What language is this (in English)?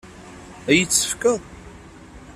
Kabyle